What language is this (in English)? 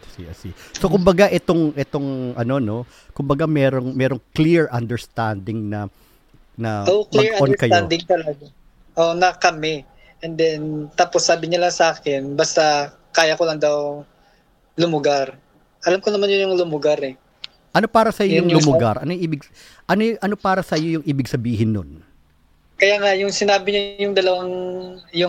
Filipino